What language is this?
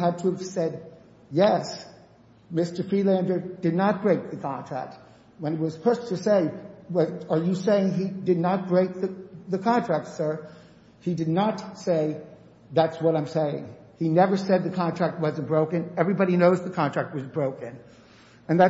English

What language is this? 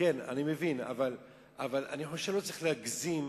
Hebrew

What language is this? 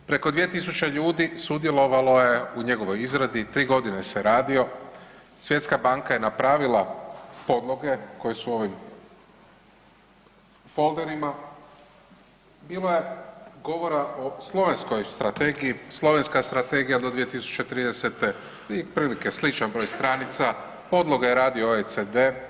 Croatian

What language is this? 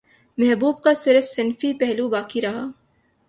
Urdu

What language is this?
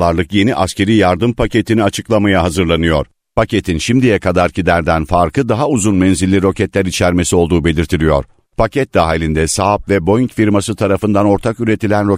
Turkish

